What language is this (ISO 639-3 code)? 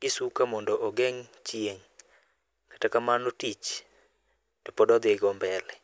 luo